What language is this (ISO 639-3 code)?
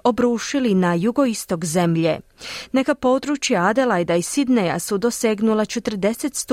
hrv